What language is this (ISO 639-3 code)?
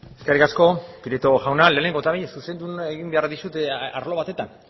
eus